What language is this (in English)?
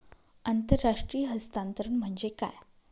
Marathi